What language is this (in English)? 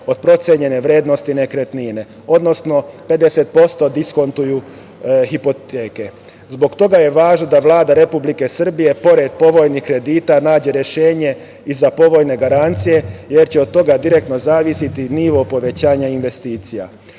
Serbian